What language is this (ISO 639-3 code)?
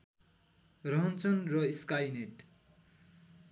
nep